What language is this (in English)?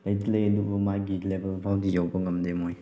Manipuri